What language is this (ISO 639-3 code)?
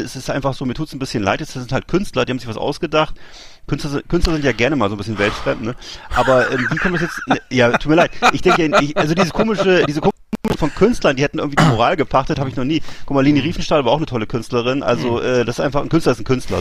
deu